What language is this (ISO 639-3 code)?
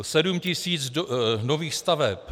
ces